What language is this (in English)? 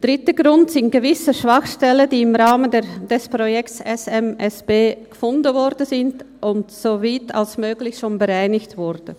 Swiss German